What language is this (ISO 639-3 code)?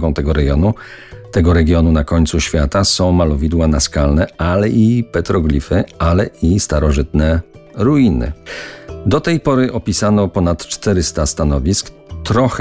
pol